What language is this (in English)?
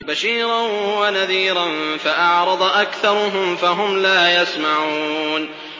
Arabic